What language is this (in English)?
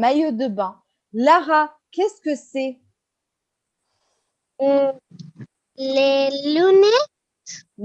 French